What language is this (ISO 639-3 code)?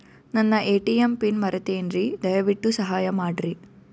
kan